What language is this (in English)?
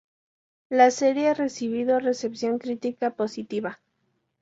Spanish